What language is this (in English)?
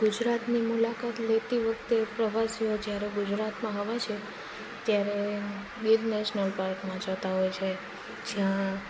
Gujarati